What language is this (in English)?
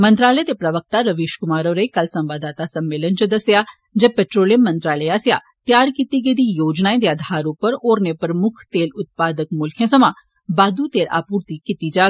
Dogri